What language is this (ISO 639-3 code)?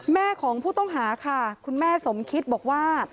tha